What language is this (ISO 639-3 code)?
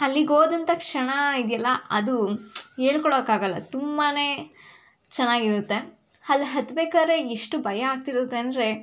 kan